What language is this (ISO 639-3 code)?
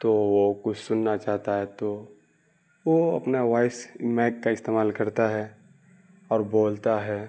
urd